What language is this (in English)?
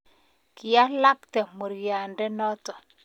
Kalenjin